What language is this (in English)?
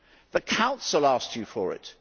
English